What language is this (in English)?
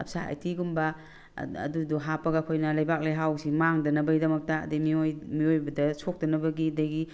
Manipuri